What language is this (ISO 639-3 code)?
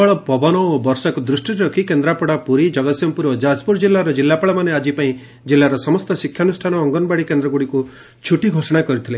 ori